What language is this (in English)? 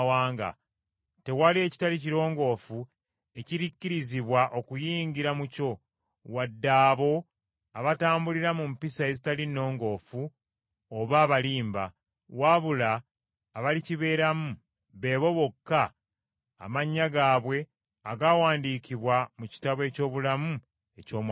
Ganda